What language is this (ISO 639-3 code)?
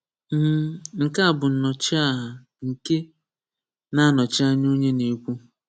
ibo